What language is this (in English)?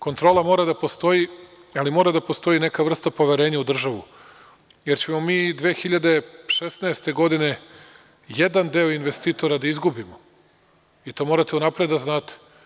Serbian